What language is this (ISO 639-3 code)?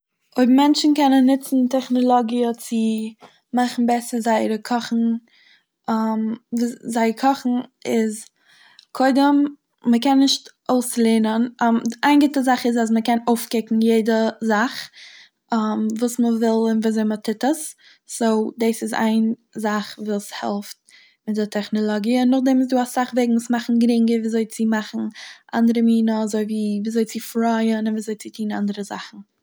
yid